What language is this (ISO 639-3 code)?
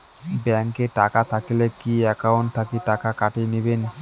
ben